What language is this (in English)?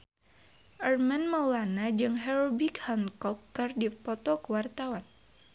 Sundanese